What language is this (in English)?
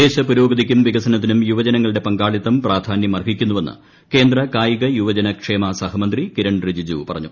Malayalam